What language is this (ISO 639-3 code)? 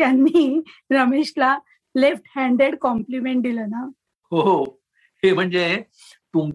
mar